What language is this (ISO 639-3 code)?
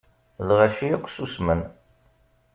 kab